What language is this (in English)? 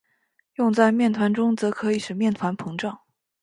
Chinese